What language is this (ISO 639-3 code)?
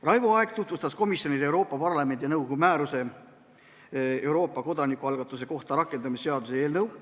est